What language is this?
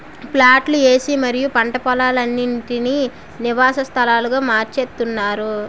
Telugu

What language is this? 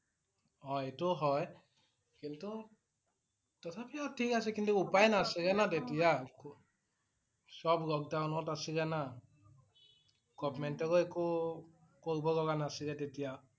Assamese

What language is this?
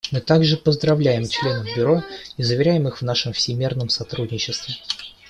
Russian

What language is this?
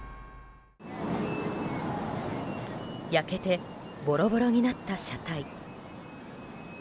Japanese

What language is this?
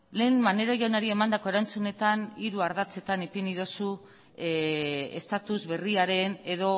Basque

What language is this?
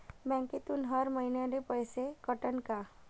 Marathi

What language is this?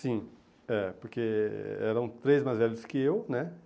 Portuguese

